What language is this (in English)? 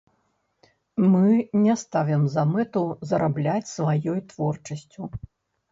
Belarusian